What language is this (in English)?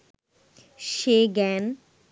Bangla